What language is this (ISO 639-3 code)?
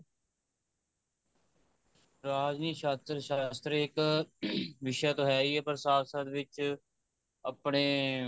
pan